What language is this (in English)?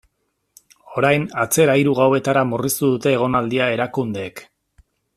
Basque